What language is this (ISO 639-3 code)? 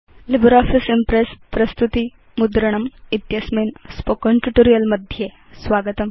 san